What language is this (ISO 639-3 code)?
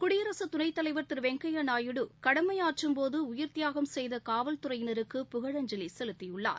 tam